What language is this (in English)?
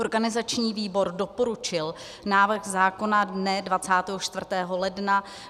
Czech